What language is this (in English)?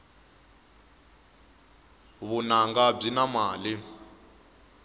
Tsonga